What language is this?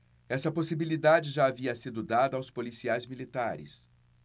Portuguese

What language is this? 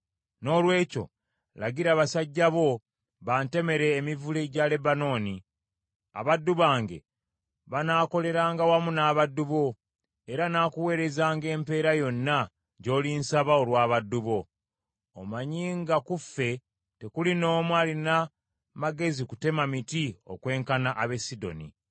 Ganda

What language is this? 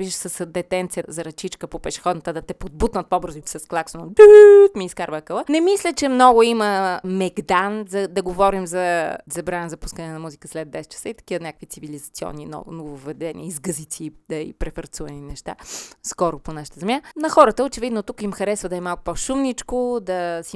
Bulgarian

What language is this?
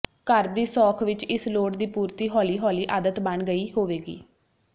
Punjabi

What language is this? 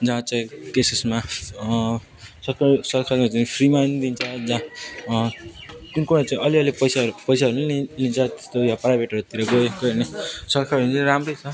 Nepali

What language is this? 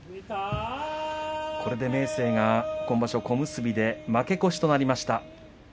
Japanese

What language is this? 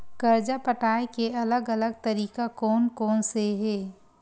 Chhattisgarhi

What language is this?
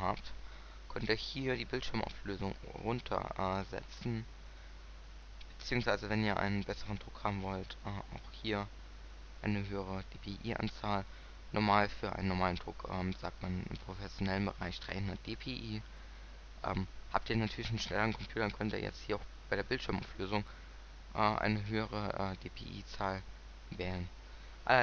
German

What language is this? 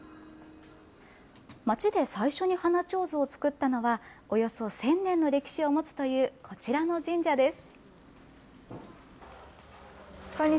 Japanese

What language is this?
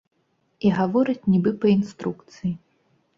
Belarusian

